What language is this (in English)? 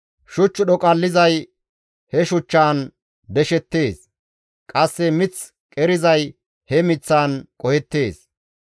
Gamo